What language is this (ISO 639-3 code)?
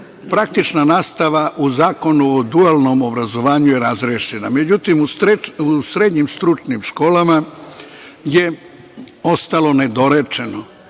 srp